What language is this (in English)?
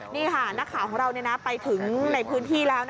Thai